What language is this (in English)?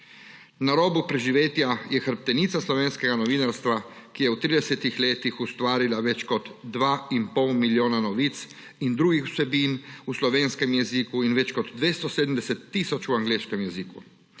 Slovenian